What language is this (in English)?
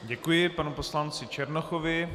Czech